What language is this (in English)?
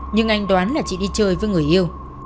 Vietnamese